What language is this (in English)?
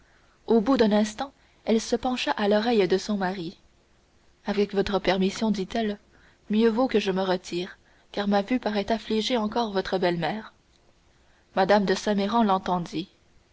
French